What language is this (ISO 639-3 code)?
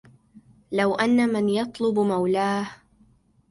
ara